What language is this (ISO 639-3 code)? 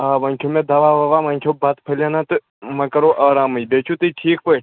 kas